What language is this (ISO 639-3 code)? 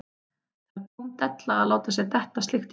isl